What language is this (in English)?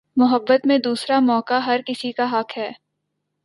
Urdu